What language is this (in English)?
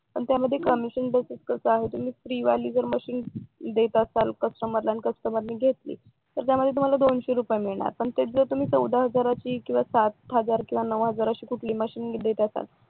Marathi